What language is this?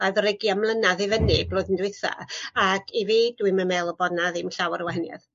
Welsh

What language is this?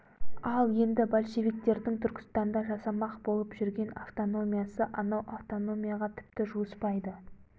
Kazakh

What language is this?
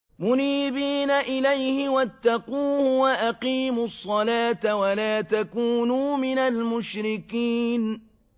Arabic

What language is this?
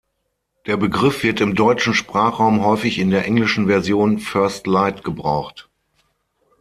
German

